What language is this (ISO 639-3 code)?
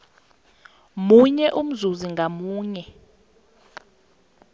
nbl